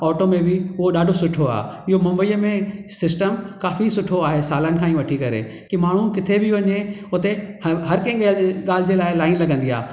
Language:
Sindhi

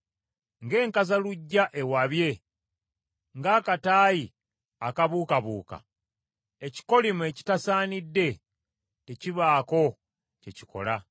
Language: Ganda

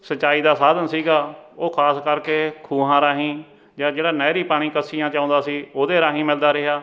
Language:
Punjabi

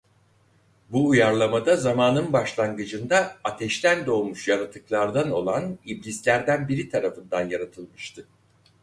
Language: Turkish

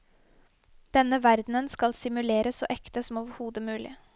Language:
Norwegian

